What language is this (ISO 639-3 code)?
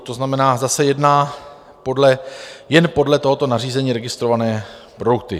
ces